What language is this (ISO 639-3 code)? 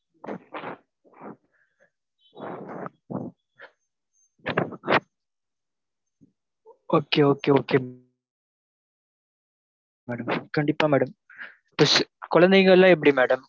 tam